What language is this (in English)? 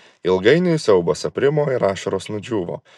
Lithuanian